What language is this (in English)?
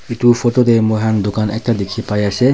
Naga Pidgin